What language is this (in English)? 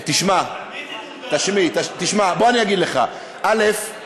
Hebrew